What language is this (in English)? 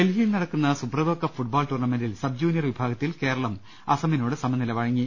Malayalam